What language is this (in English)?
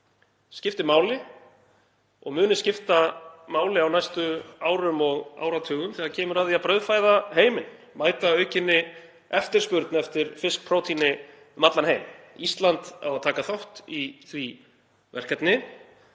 Icelandic